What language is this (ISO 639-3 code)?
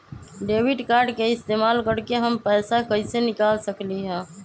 mag